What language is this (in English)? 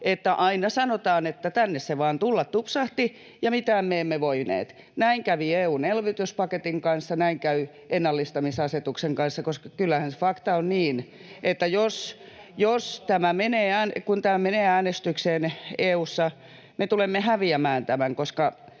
Finnish